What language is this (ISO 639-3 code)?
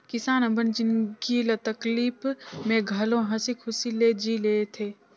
hne